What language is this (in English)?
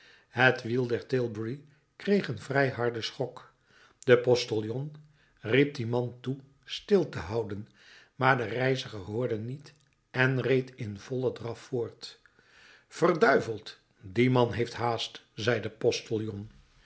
Dutch